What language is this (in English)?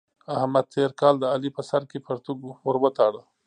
Pashto